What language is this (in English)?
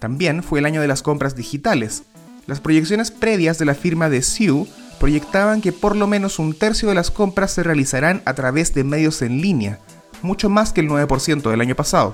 Spanish